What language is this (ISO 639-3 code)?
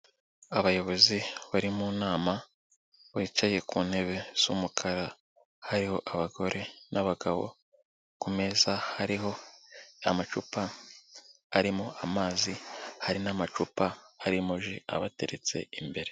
kin